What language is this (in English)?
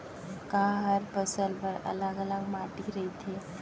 Chhattisgarhi